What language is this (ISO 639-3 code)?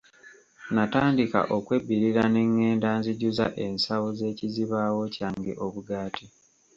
lug